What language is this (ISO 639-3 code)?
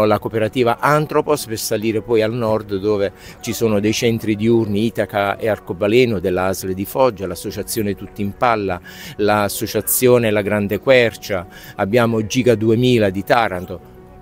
ita